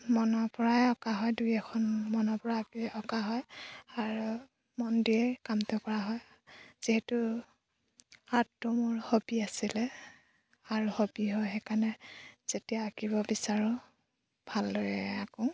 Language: Assamese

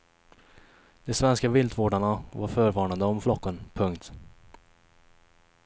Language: Swedish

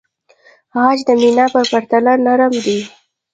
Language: Pashto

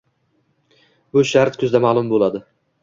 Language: Uzbek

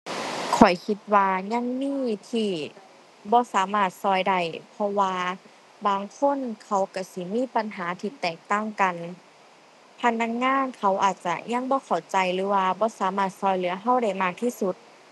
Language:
Thai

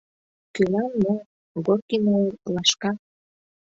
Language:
Mari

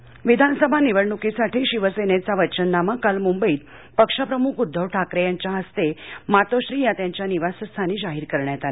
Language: Marathi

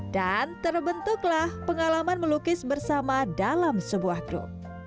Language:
Indonesian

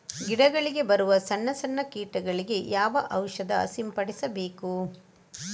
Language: Kannada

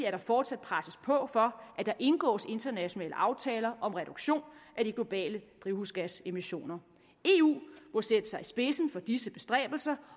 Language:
Danish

